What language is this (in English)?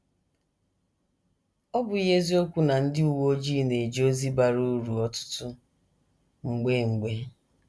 Igbo